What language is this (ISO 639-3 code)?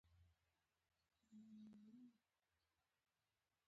pus